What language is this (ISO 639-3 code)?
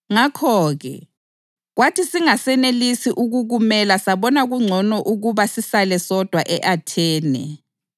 nde